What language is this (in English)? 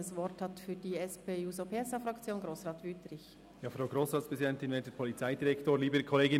Swiss German